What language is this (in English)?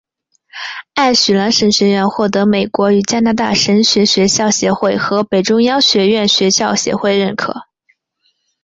Chinese